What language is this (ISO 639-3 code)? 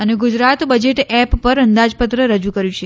guj